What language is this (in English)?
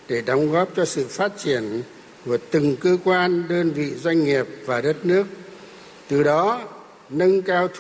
Vietnamese